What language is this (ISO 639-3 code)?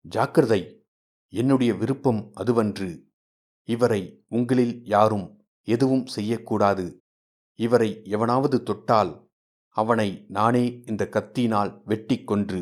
tam